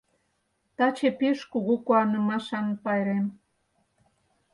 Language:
Mari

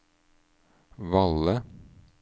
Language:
Norwegian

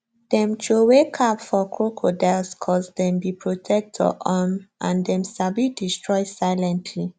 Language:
Nigerian Pidgin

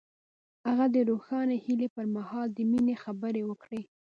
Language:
Pashto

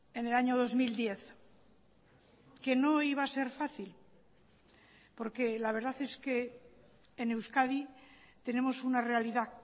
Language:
Spanish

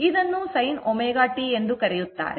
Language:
Kannada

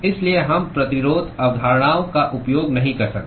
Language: Hindi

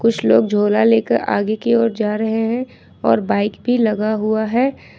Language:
Hindi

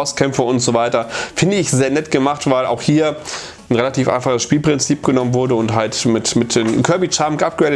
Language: German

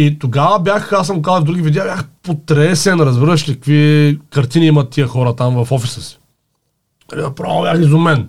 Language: Bulgarian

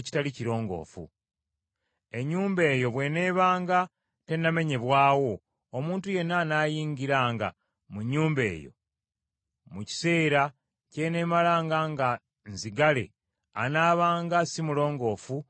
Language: Ganda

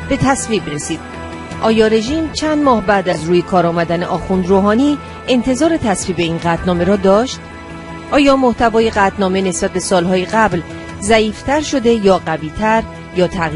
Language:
Persian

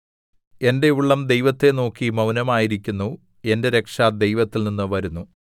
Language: Malayalam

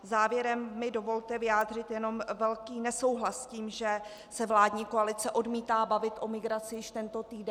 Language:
Czech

